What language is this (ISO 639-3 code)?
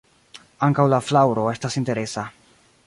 epo